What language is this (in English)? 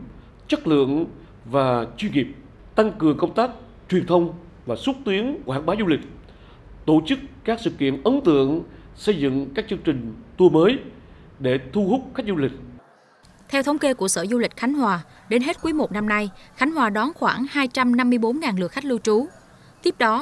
Vietnamese